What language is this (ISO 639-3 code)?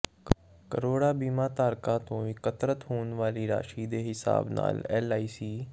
pan